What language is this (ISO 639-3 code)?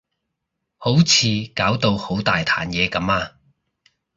yue